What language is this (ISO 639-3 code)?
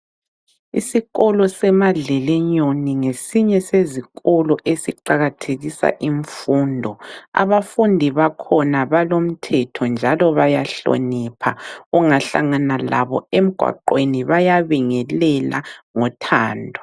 nde